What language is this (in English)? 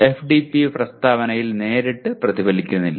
Malayalam